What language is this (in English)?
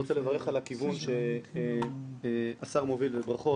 Hebrew